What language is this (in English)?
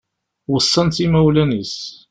Kabyle